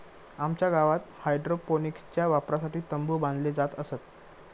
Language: Marathi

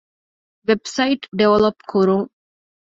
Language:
Divehi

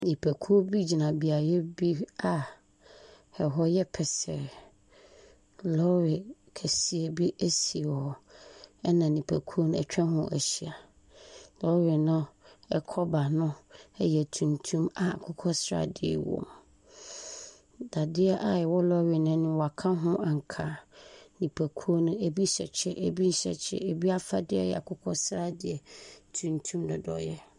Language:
Akan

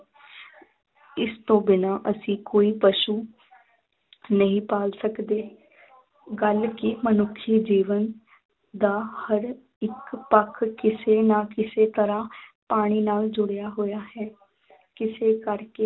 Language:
Punjabi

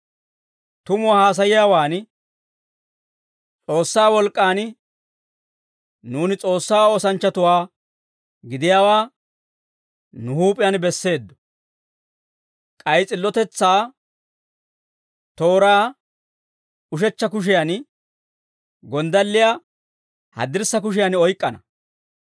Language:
Dawro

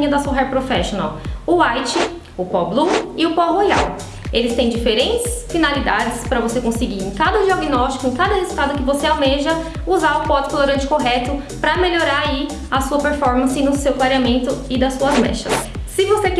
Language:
Portuguese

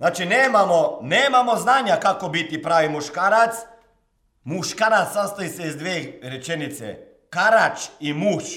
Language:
Croatian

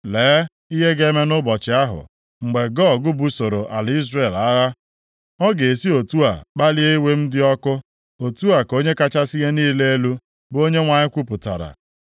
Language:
Igbo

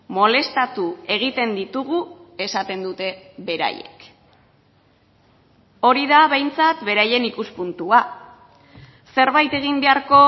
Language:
Basque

